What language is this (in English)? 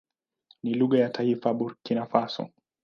Swahili